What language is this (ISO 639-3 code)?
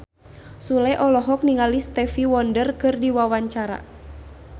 sun